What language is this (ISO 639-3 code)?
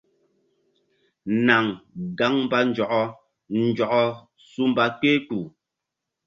mdd